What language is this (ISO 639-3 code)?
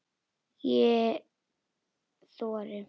isl